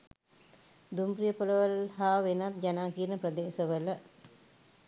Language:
Sinhala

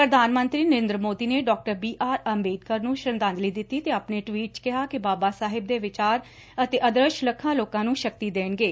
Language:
Punjabi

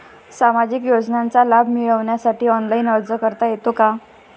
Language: Marathi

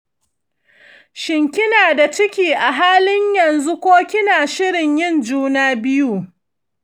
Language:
Hausa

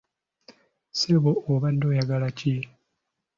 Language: Ganda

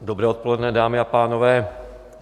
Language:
Czech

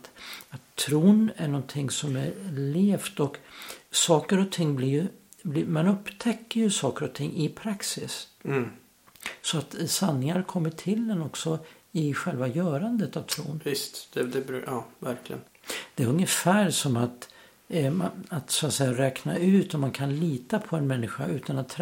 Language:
Swedish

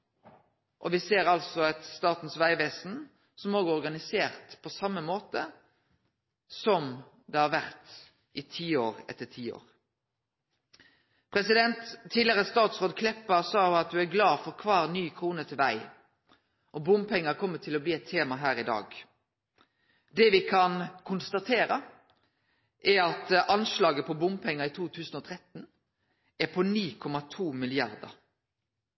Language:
Norwegian Nynorsk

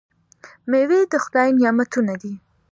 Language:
Pashto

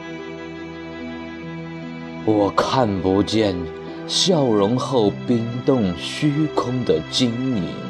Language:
Chinese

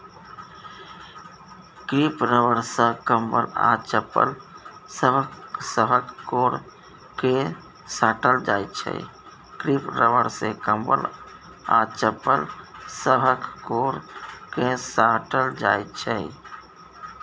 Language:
Maithili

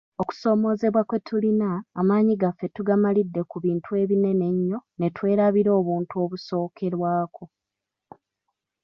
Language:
Ganda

